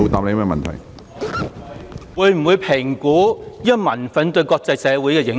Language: Cantonese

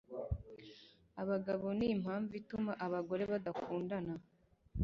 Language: Kinyarwanda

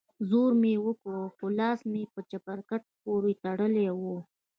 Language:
Pashto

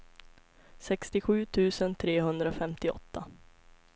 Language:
Swedish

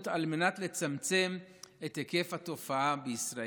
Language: Hebrew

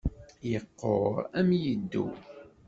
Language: Kabyle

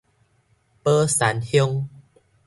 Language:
Min Nan Chinese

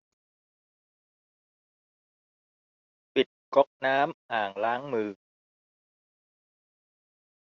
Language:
Thai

